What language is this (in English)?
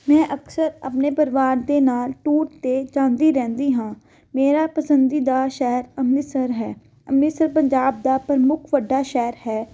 Punjabi